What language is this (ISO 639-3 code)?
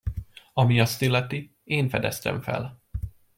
hun